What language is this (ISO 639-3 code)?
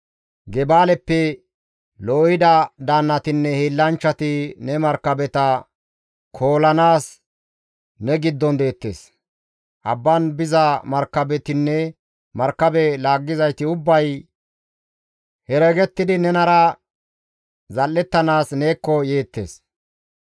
gmv